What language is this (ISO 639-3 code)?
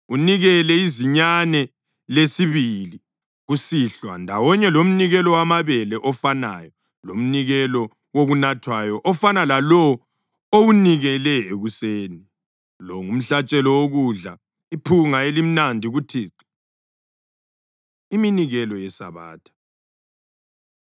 nde